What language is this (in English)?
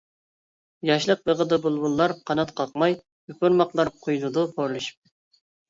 Uyghur